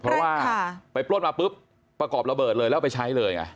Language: Thai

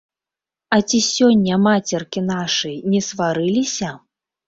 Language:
Belarusian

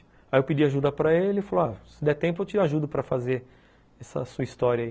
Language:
Portuguese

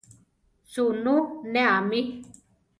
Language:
Central Tarahumara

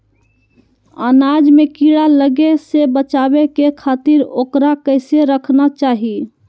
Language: Magahi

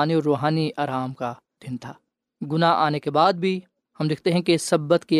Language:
Urdu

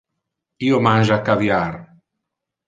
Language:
Interlingua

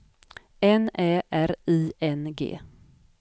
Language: Swedish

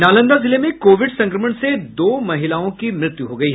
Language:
Hindi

